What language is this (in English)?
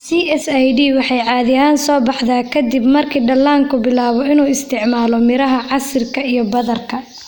Somali